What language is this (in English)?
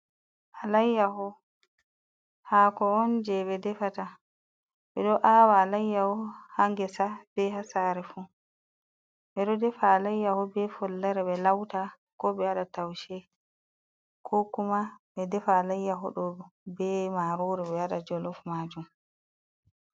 Fula